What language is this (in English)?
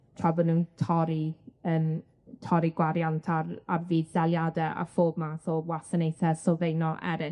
Welsh